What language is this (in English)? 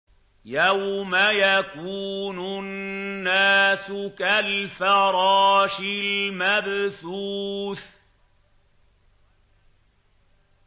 Arabic